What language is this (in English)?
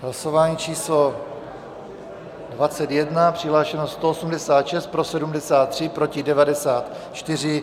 Czech